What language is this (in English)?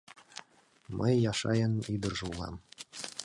Mari